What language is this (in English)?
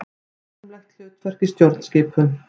Icelandic